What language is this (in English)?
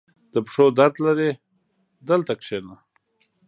Pashto